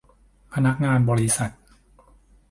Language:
Thai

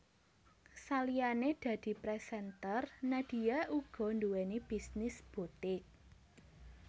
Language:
Javanese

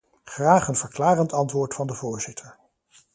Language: Dutch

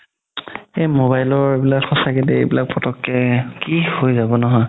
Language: Assamese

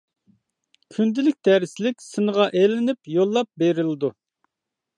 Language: Uyghur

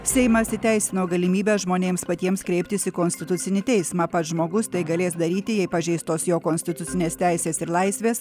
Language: Lithuanian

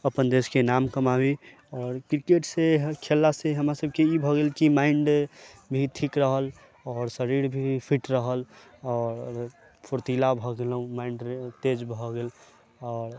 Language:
Maithili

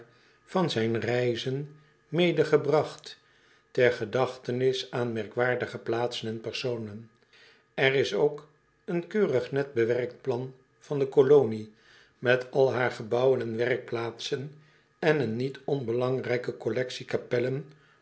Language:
Dutch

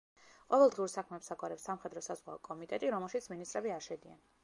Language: Georgian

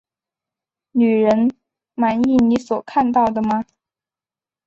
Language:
Chinese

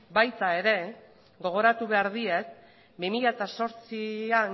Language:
Basque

